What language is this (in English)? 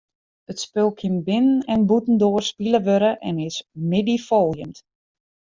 Western Frisian